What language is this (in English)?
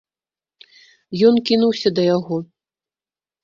Belarusian